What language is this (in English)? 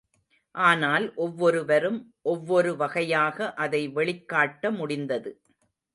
Tamil